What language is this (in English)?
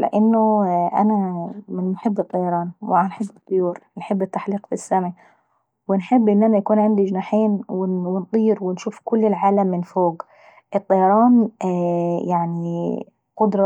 Saidi Arabic